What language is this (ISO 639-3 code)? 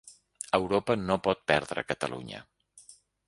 cat